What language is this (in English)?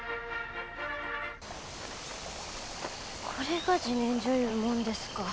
Japanese